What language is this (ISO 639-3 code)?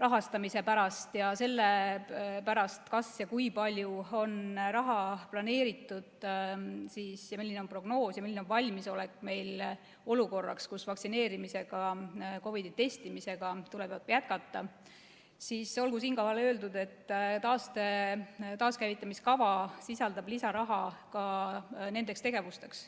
est